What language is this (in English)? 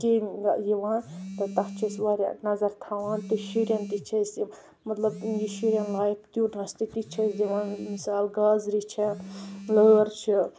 Kashmiri